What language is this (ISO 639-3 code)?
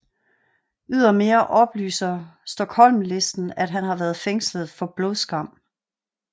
dan